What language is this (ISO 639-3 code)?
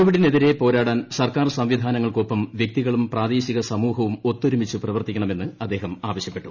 mal